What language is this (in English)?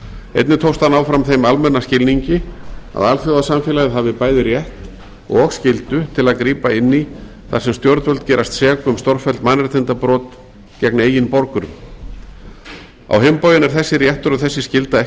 Icelandic